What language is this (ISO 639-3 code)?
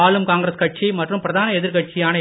tam